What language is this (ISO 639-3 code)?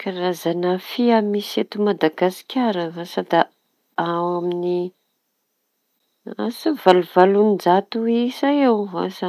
txy